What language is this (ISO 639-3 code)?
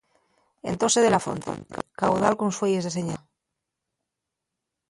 ast